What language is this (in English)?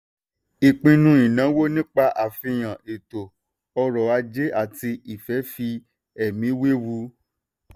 Yoruba